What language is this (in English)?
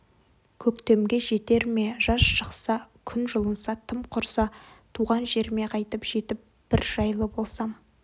Kazakh